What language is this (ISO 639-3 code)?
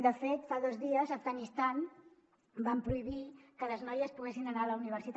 cat